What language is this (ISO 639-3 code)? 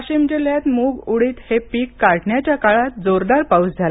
mar